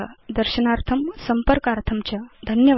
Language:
Sanskrit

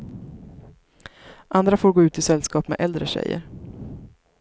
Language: Swedish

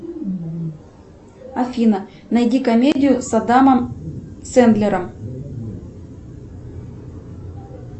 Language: Russian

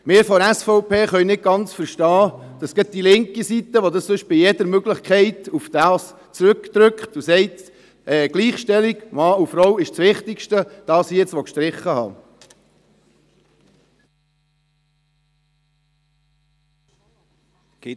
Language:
Swiss German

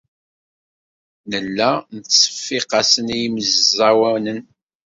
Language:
Kabyle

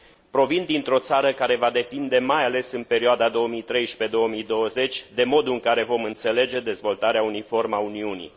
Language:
Romanian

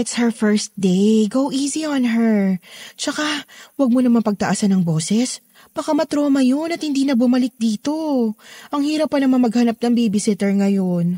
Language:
Filipino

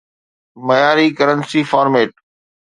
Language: Sindhi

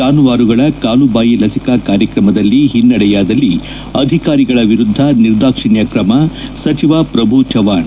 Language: Kannada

